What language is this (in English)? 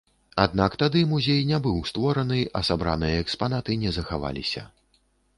Belarusian